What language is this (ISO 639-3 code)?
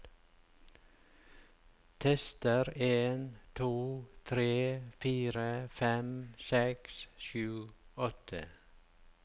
nor